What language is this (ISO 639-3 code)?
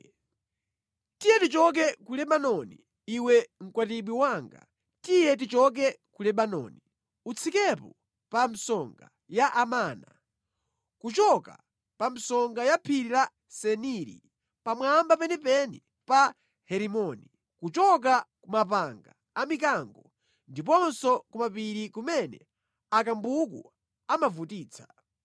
nya